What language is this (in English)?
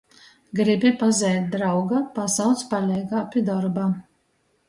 Latgalian